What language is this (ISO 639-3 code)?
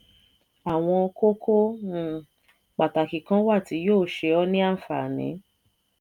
yor